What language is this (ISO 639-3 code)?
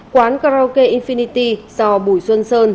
vie